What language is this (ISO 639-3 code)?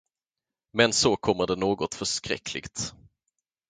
swe